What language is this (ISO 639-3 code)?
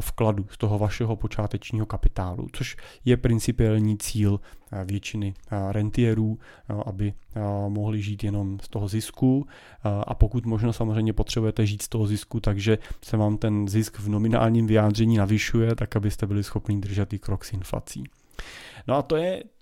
ces